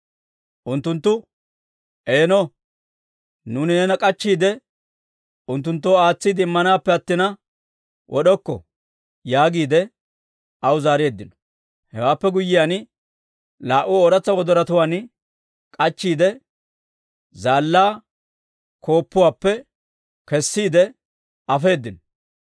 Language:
Dawro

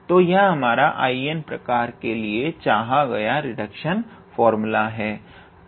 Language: Hindi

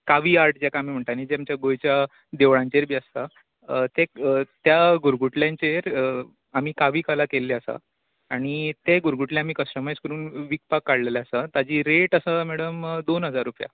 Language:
Konkani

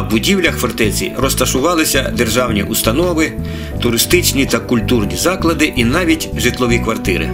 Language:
Ukrainian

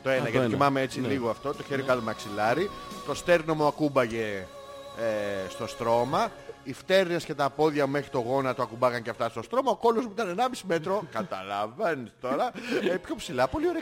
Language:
Greek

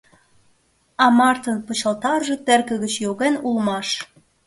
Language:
Mari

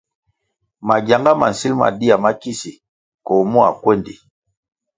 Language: Kwasio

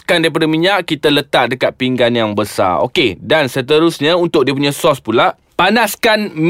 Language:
Malay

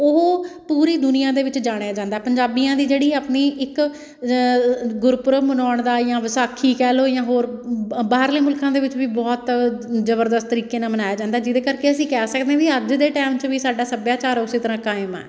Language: Punjabi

